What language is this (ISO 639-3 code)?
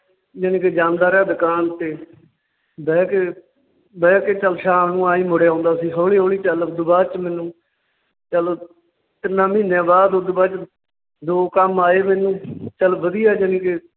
pan